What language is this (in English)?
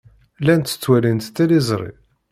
Kabyle